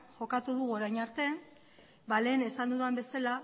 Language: Basque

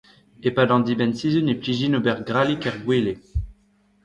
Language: Breton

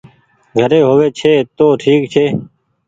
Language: Goaria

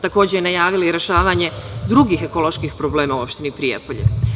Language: Serbian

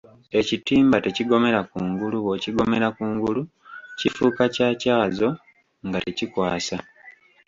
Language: Ganda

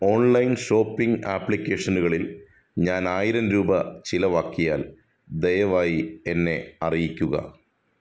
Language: Malayalam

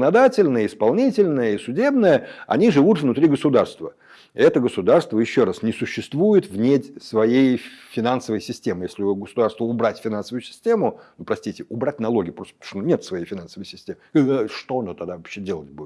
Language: Russian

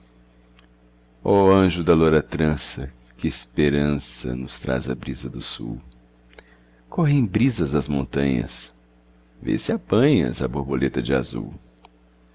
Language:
Portuguese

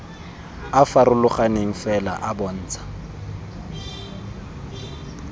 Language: Tswana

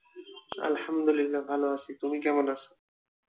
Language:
Bangla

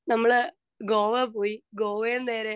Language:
Malayalam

